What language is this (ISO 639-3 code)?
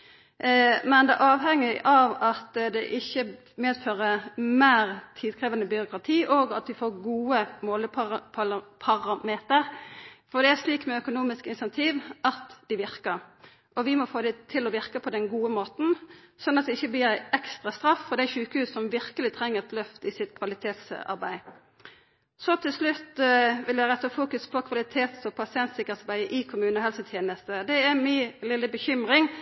nno